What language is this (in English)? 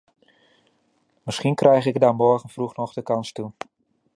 Dutch